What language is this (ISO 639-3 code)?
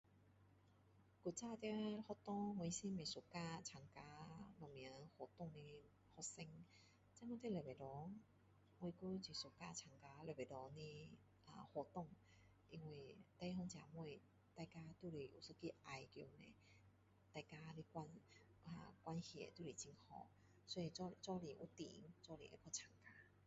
cdo